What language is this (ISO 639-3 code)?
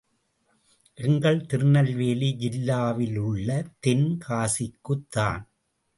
tam